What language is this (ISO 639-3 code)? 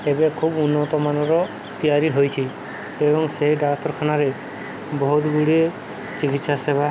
ori